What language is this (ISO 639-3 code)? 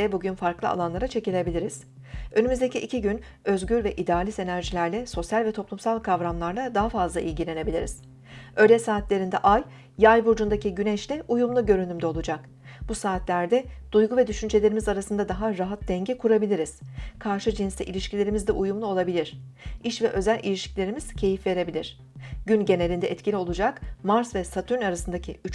tur